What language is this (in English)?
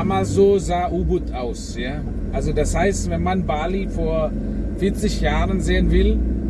German